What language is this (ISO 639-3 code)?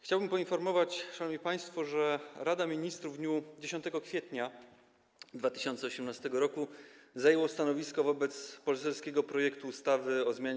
pol